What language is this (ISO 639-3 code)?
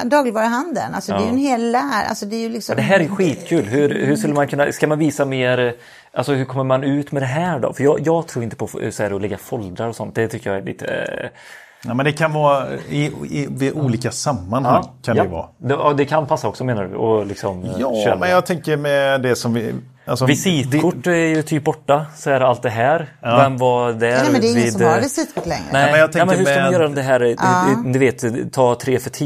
swe